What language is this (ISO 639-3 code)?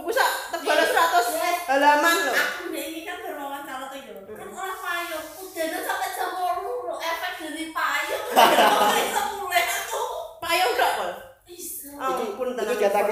ind